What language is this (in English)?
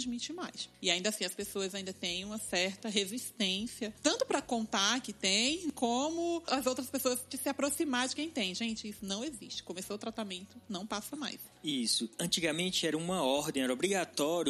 Portuguese